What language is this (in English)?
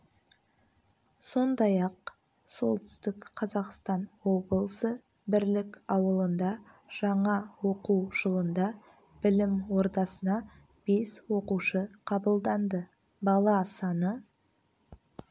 Kazakh